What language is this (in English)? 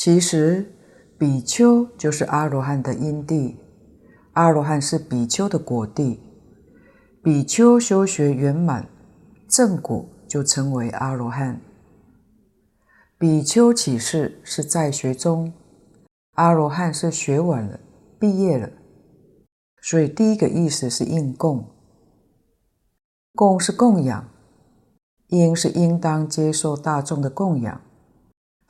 Chinese